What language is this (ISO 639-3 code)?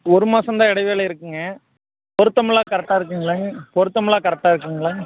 tam